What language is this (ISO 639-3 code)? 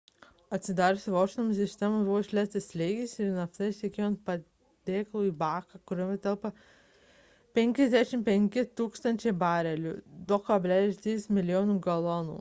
lit